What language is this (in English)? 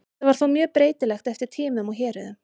Icelandic